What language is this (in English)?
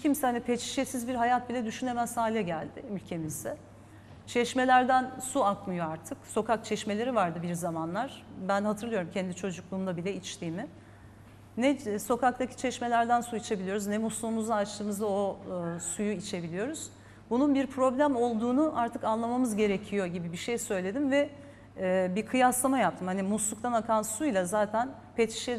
Turkish